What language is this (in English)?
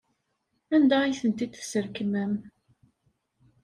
Kabyle